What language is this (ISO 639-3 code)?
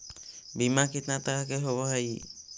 mag